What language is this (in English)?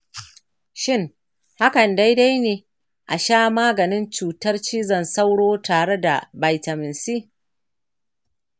Hausa